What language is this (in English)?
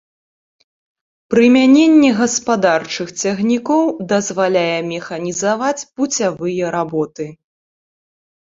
Belarusian